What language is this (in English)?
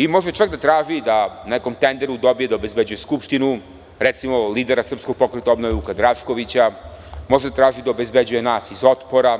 Serbian